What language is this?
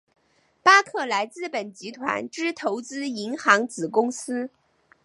Chinese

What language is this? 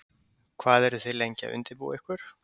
Icelandic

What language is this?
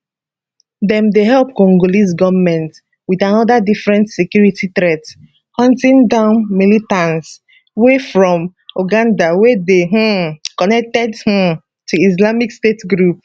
Nigerian Pidgin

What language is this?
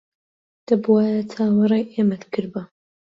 Central Kurdish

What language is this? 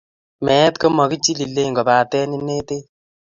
Kalenjin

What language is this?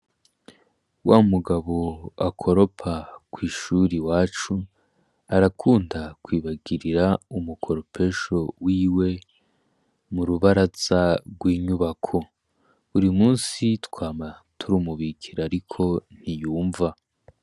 Rundi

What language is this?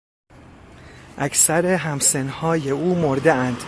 Persian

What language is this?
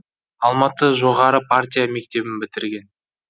Kazakh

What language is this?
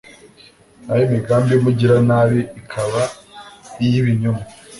Kinyarwanda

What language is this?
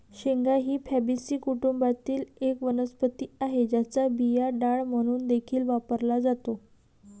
Marathi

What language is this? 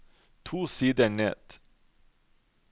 Norwegian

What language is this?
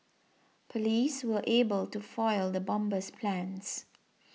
English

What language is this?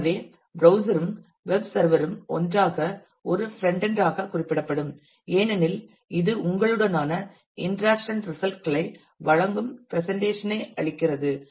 Tamil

